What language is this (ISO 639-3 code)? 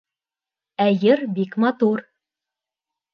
bak